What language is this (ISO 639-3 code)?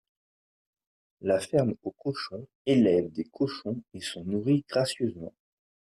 fra